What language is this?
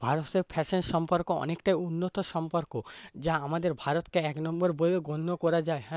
Bangla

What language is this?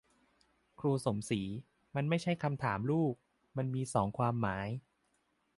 Thai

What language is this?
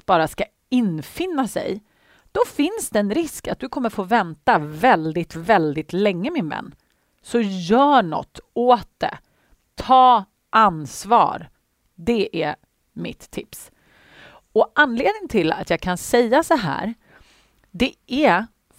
Swedish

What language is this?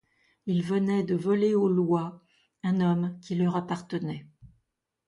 French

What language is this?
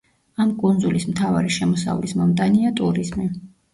Georgian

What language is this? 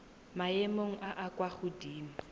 Tswana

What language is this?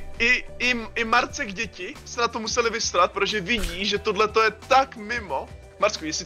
Czech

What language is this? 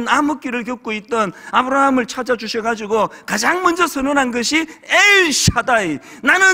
Korean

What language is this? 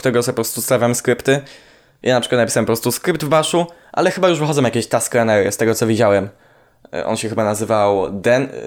Polish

